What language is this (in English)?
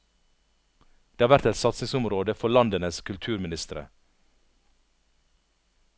Norwegian